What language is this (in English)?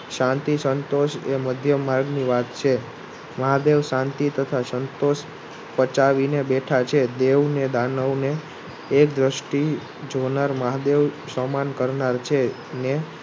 Gujarati